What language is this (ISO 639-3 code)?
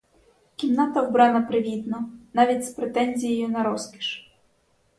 ukr